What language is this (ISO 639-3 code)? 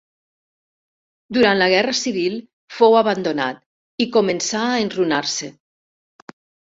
cat